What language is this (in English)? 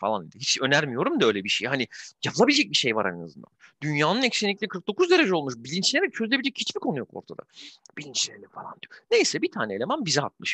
Turkish